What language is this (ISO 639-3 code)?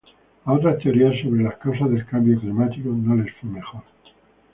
spa